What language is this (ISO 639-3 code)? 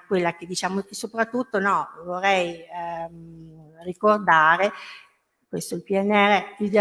ita